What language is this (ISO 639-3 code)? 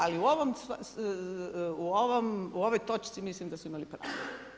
hrv